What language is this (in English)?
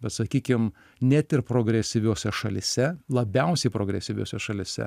Lithuanian